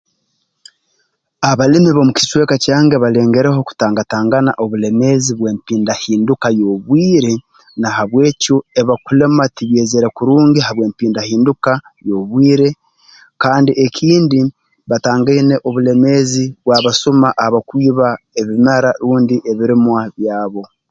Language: Tooro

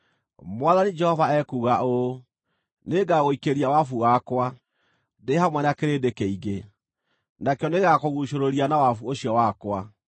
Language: Kikuyu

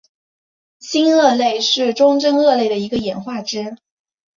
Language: Chinese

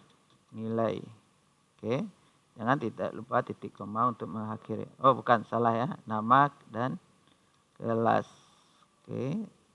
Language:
Indonesian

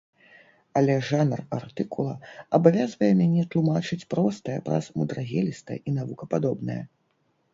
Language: Belarusian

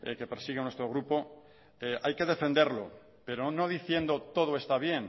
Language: Spanish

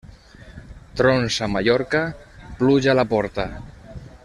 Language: Catalan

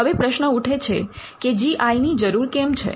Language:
Gujarati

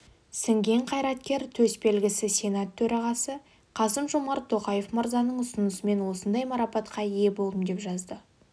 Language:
Kazakh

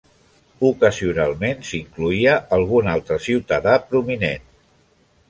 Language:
Catalan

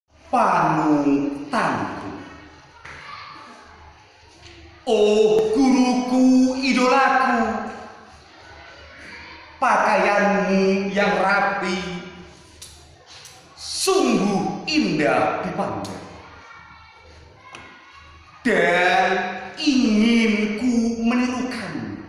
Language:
Indonesian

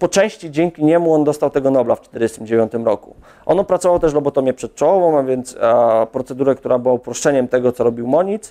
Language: Polish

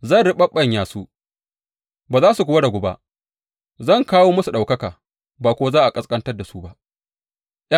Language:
Hausa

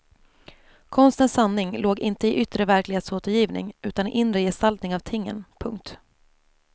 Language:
Swedish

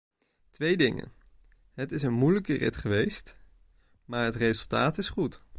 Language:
Dutch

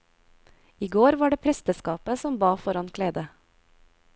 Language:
Norwegian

